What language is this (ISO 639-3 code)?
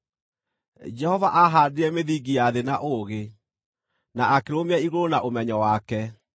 kik